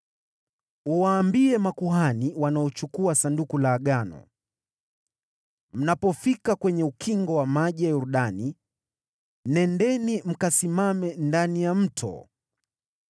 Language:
Swahili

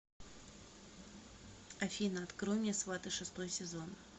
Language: Russian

